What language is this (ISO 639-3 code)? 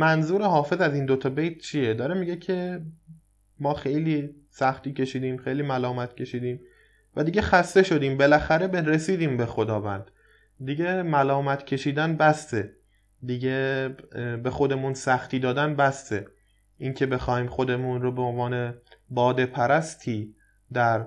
fas